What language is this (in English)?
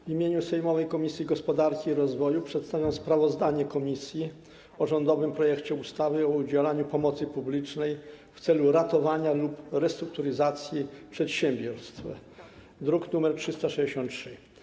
Polish